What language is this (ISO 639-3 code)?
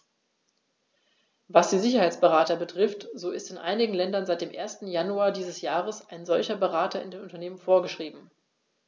deu